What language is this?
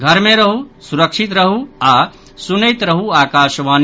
Maithili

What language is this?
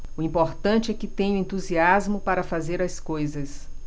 Portuguese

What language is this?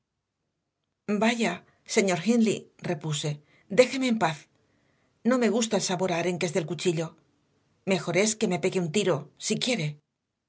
Spanish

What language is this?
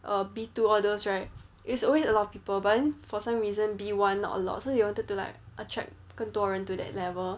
English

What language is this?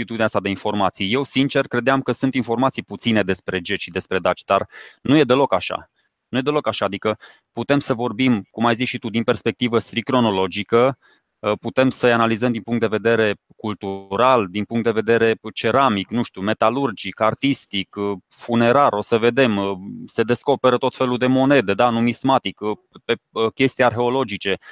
Romanian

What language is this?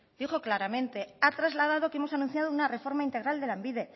Spanish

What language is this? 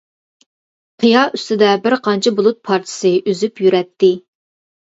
Uyghur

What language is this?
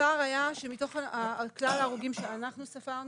Hebrew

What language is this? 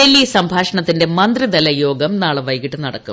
Malayalam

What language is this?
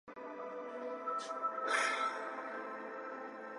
Chinese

